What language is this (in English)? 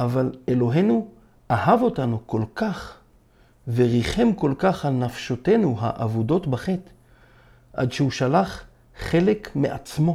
Hebrew